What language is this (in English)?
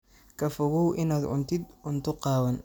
Somali